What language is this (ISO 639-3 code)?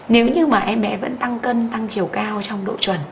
vie